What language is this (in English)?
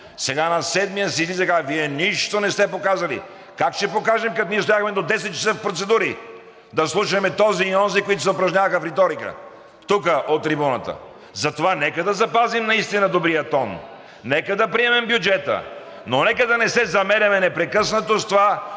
Bulgarian